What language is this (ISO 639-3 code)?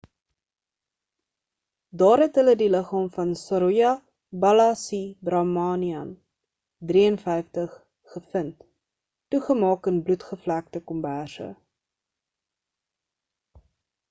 afr